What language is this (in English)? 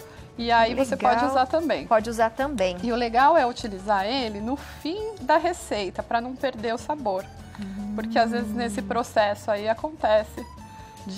Portuguese